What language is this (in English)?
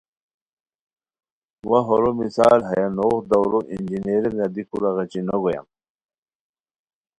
Khowar